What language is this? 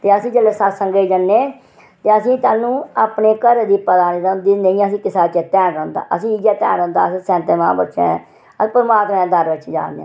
Dogri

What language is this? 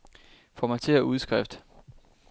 Danish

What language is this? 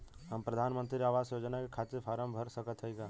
Bhojpuri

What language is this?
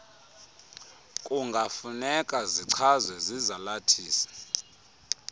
Xhosa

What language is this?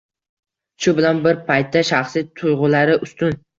Uzbek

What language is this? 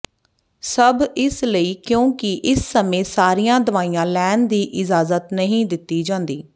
Punjabi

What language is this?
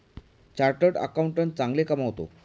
Marathi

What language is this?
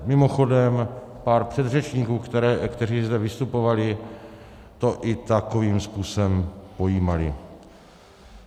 Czech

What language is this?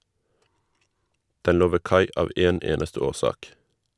Norwegian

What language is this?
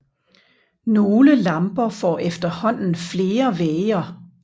Danish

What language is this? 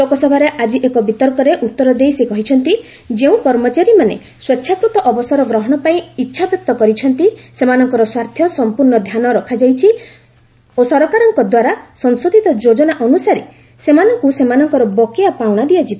Odia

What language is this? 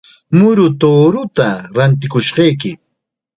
Chiquián Ancash Quechua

